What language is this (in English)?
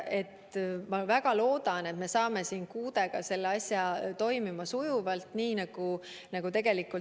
Estonian